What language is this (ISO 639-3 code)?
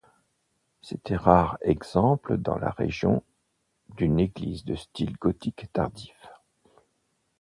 fra